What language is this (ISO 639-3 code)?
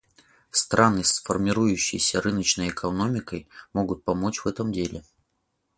rus